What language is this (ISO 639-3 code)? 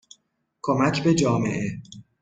fas